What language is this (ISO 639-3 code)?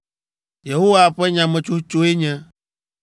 ewe